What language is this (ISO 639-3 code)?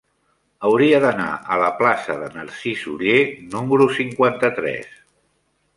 cat